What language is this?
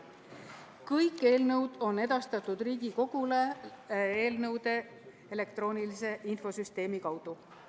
Estonian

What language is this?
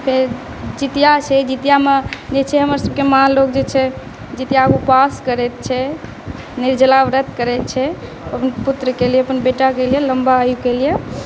Maithili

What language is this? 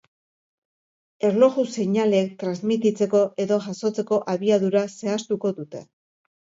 Basque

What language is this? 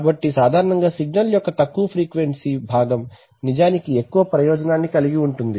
Telugu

